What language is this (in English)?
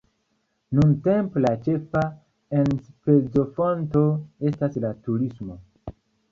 Esperanto